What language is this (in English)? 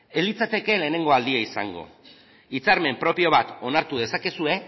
Basque